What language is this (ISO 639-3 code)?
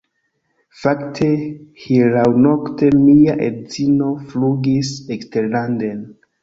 epo